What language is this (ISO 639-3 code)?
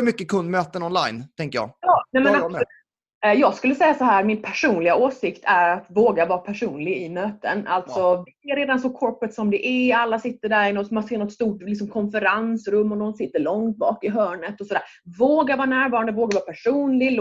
swe